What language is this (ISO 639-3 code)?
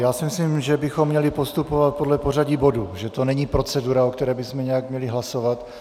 ces